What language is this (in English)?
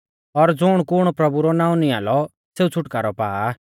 Mahasu Pahari